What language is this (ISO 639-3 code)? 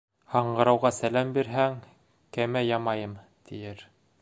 bak